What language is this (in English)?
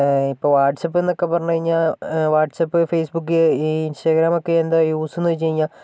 Malayalam